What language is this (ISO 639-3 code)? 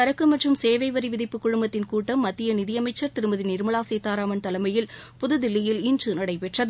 tam